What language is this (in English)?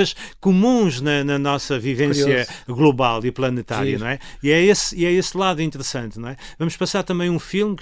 Portuguese